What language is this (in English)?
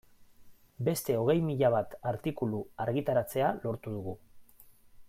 Basque